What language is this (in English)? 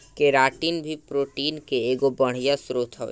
Bhojpuri